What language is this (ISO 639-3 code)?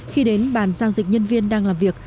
vie